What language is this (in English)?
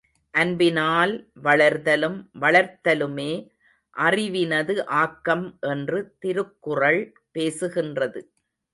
Tamil